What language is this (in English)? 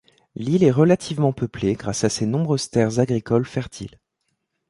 French